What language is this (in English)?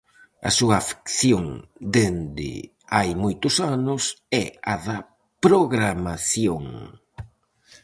Galician